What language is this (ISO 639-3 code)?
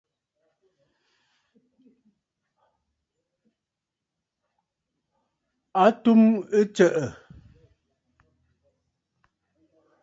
bfd